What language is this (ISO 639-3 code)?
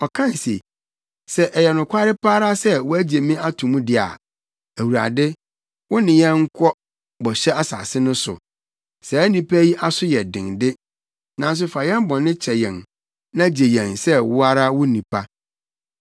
aka